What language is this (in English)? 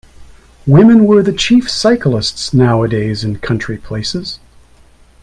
English